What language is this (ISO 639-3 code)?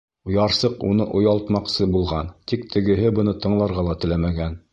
bak